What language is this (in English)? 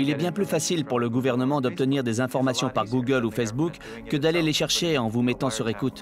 French